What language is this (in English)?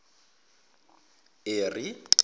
Zulu